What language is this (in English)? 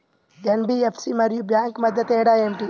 Telugu